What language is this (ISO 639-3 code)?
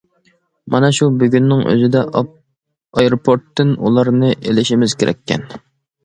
uig